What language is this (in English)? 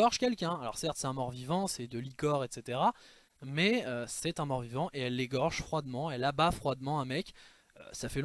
French